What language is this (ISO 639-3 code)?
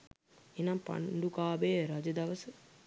sin